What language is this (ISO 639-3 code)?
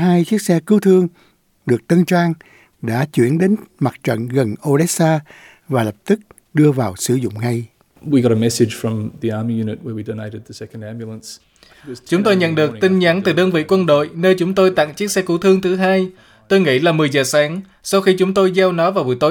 vie